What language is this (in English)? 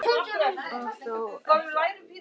Icelandic